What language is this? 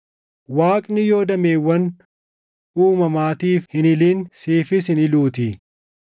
Oromo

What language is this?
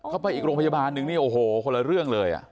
Thai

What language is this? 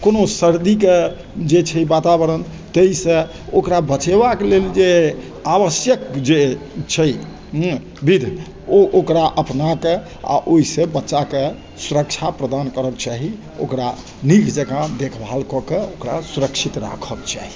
Maithili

